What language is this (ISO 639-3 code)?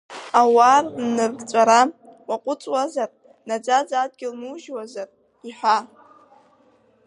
abk